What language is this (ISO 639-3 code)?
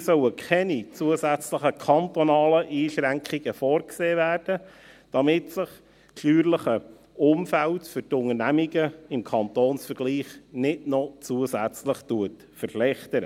gsw